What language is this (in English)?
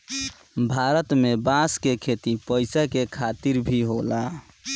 Bhojpuri